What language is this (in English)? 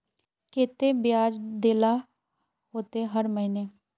Magahi